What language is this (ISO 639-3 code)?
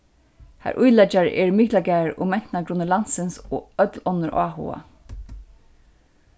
fao